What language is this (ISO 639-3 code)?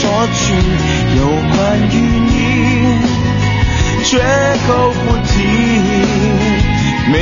zho